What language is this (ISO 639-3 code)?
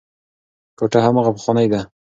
pus